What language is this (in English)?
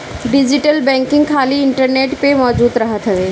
Bhojpuri